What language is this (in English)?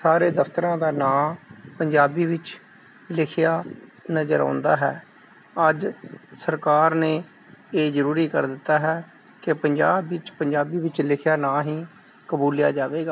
Punjabi